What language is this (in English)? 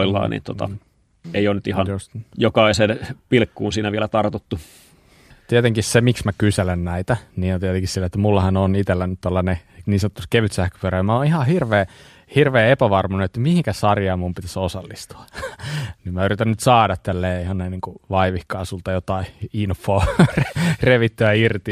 Finnish